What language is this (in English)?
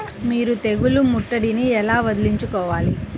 Telugu